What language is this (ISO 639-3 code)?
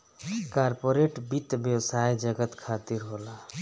bho